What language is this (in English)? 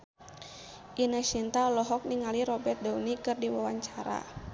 Sundanese